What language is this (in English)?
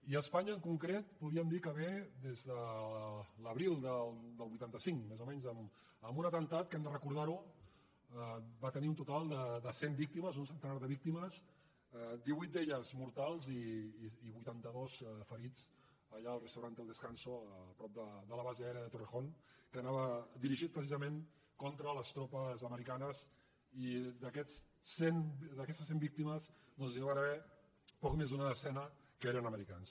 Catalan